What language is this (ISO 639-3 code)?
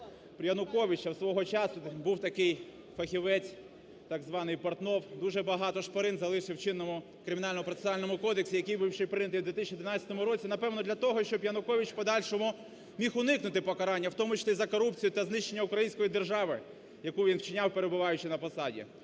ukr